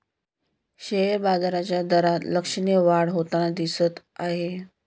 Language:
Marathi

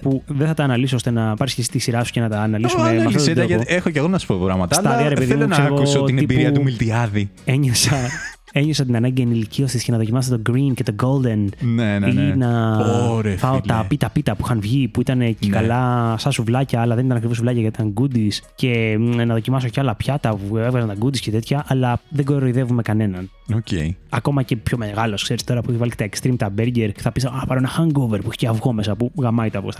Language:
Greek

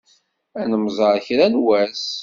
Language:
Kabyle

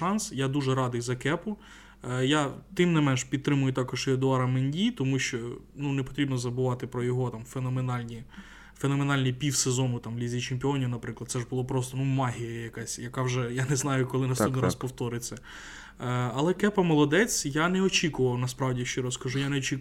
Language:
Ukrainian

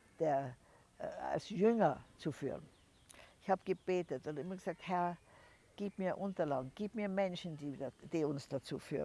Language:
German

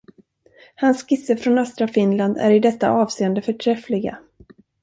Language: Swedish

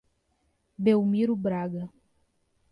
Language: Portuguese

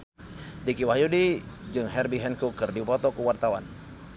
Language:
Sundanese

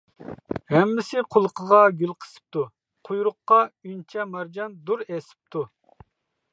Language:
Uyghur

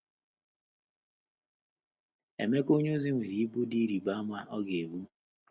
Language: Igbo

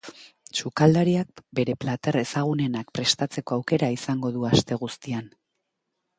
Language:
Basque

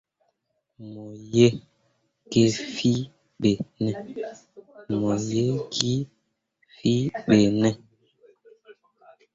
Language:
Mundang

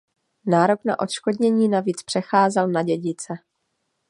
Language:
Czech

